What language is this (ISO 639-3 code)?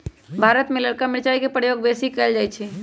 mag